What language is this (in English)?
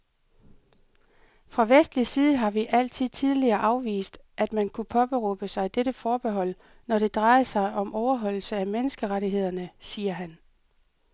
Danish